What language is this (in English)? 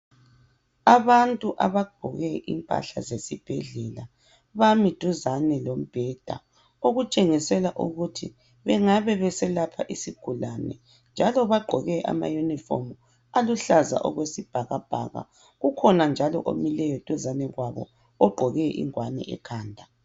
North Ndebele